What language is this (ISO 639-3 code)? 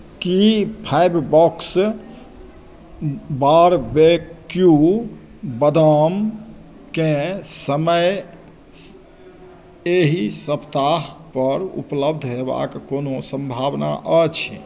mai